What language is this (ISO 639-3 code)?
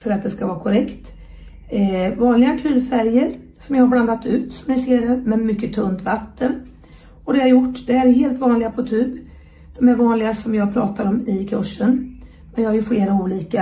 swe